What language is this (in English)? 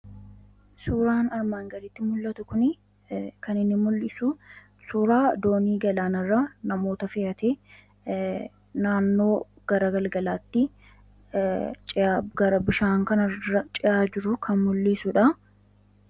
Oromo